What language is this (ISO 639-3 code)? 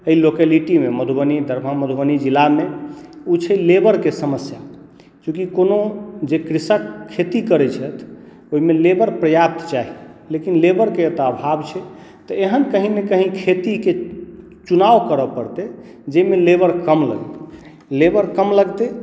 mai